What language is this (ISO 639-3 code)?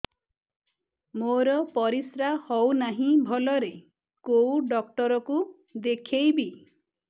ori